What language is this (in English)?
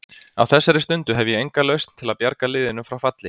Icelandic